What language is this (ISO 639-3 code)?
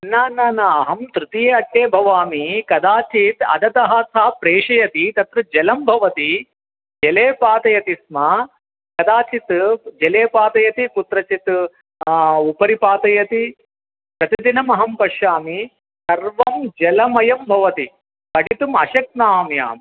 san